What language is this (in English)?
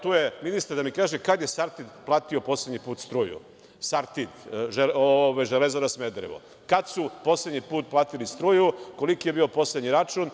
Serbian